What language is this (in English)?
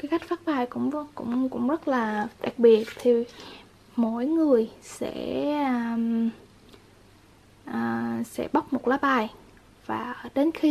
Vietnamese